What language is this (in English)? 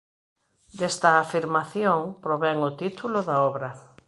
Galician